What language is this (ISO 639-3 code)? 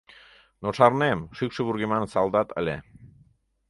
chm